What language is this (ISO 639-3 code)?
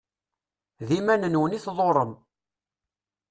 kab